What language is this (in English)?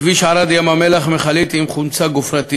Hebrew